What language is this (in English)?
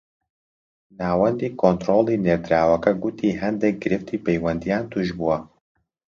Central Kurdish